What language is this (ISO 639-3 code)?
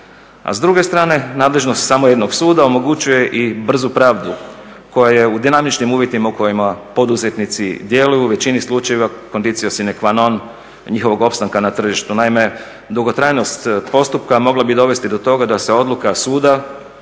hrv